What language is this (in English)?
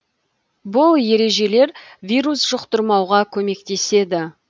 Kazakh